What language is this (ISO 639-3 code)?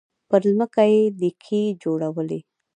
pus